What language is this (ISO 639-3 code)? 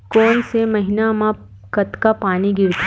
hne